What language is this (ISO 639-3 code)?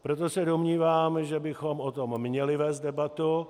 ces